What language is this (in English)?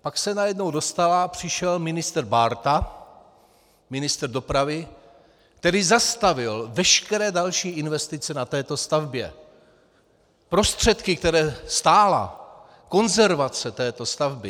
Czech